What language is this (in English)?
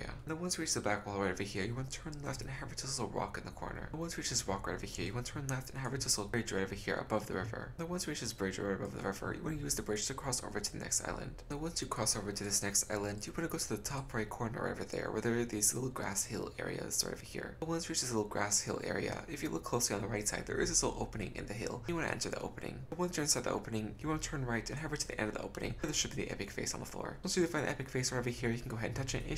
English